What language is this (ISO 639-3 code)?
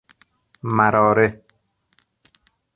fas